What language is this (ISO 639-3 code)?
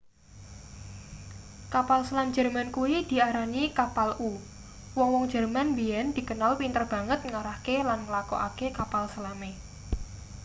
jav